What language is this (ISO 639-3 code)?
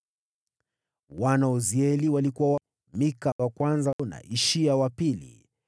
swa